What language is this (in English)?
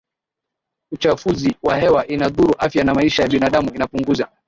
Swahili